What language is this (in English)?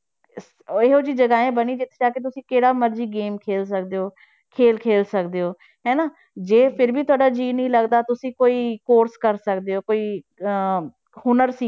Punjabi